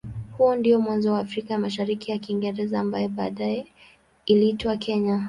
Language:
Swahili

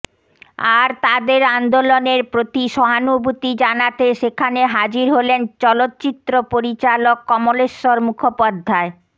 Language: Bangla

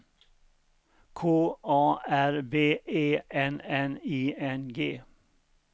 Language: Swedish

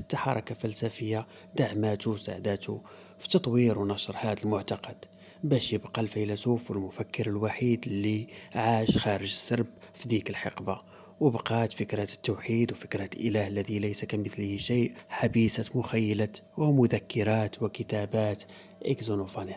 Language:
Arabic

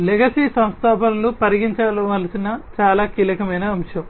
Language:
Telugu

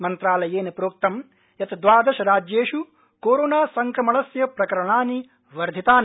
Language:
Sanskrit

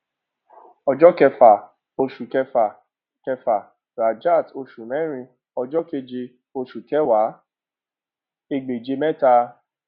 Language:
Yoruba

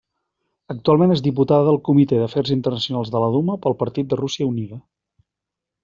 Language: Catalan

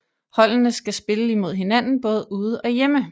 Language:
Danish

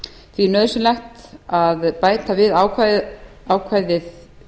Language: Icelandic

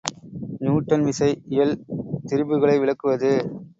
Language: Tamil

